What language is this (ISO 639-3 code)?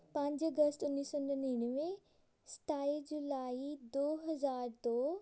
pan